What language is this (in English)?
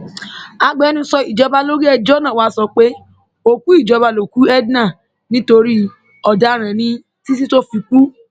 Yoruba